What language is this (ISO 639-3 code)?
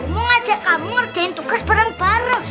ind